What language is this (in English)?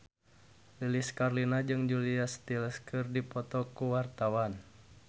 Sundanese